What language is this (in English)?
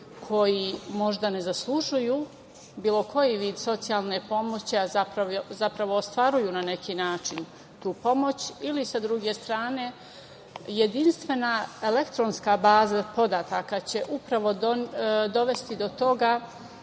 Serbian